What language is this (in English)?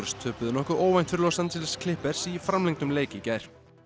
Icelandic